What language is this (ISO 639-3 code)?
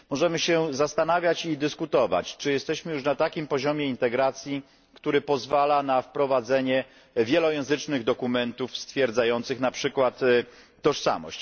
pol